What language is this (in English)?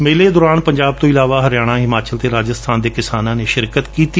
Punjabi